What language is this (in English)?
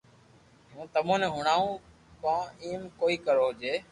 Loarki